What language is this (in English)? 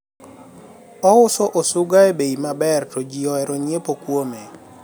Luo (Kenya and Tanzania)